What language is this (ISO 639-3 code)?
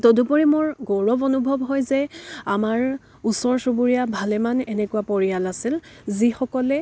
asm